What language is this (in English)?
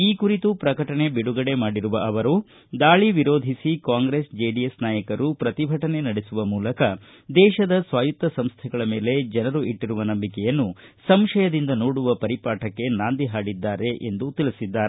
Kannada